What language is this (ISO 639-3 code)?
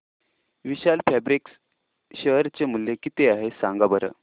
mar